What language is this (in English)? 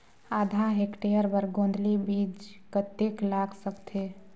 Chhattisgarhi